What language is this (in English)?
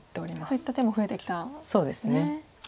Japanese